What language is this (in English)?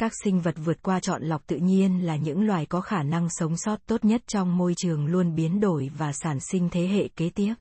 Vietnamese